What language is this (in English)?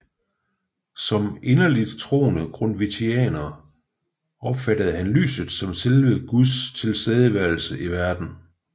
Danish